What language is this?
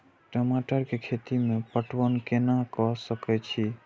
Maithili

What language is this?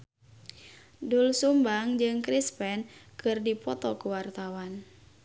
Sundanese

